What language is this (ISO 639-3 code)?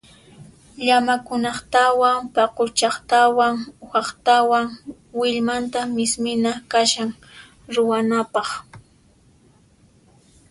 qxp